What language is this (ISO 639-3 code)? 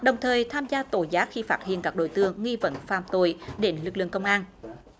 vie